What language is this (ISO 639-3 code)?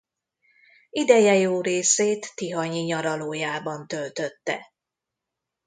hun